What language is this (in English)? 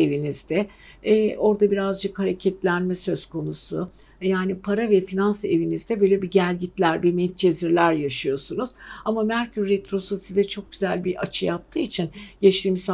Turkish